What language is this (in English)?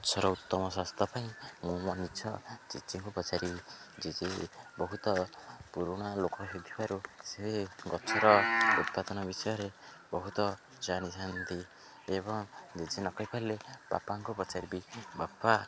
Odia